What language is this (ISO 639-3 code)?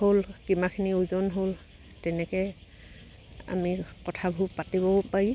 asm